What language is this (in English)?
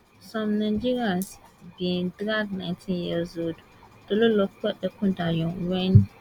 Nigerian Pidgin